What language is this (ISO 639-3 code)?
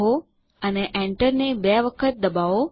guj